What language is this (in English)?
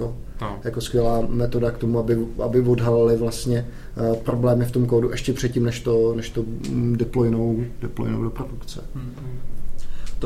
Czech